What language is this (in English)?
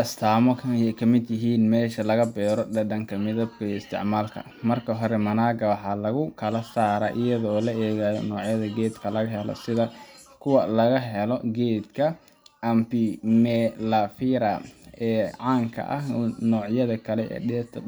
Somali